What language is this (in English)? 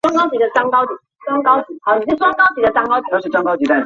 Chinese